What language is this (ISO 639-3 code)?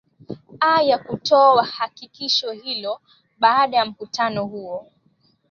swa